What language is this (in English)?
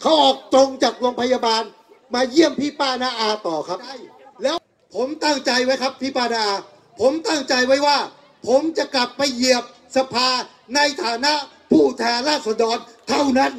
Thai